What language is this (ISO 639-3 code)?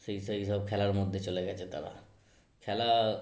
ben